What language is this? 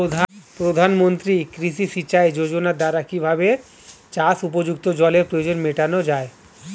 Bangla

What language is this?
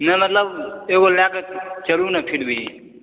Maithili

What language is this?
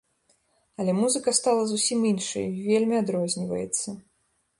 Belarusian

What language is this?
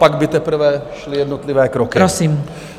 Czech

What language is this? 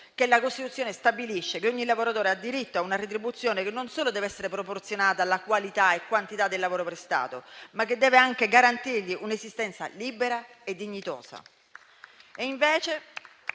Italian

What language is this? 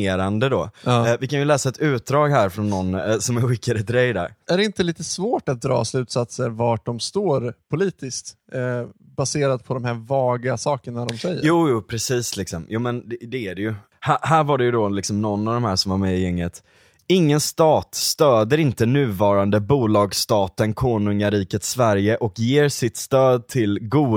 Swedish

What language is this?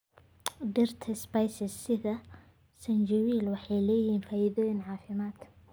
Somali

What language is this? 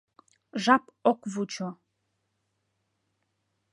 Mari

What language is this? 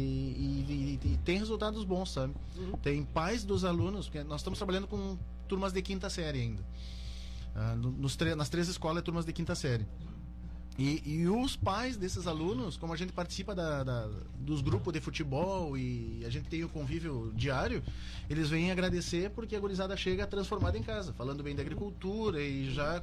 Portuguese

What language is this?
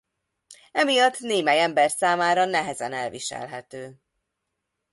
Hungarian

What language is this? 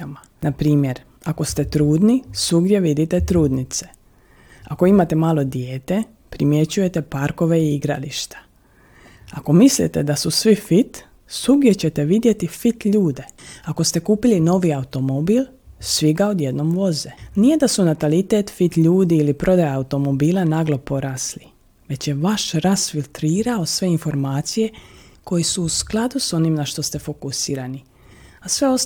Croatian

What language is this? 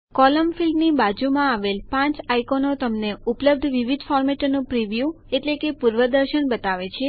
Gujarati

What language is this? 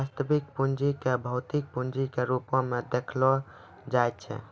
Maithili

